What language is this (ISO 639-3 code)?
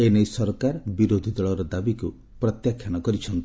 ori